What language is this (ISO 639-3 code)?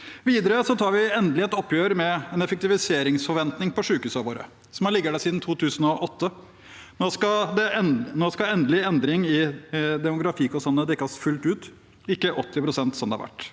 nor